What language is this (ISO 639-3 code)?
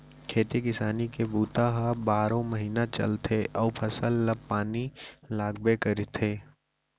hne